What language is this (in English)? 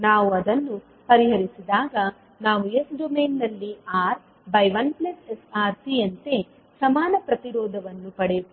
Kannada